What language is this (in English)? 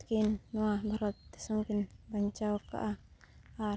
Santali